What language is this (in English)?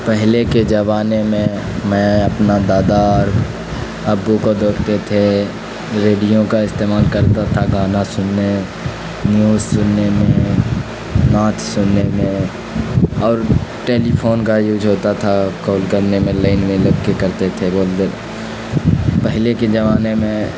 Urdu